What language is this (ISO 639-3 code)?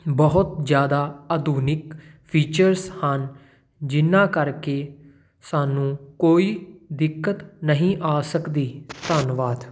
pan